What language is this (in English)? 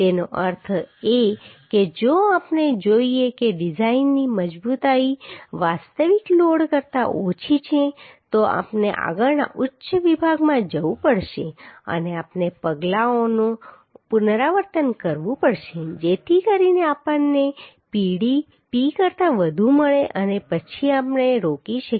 Gujarati